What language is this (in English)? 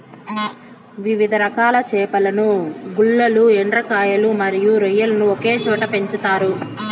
Telugu